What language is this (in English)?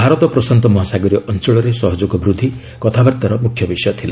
Odia